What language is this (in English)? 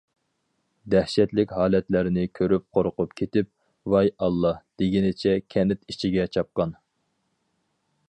Uyghur